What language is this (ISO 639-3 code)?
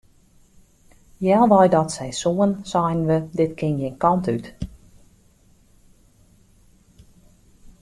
fry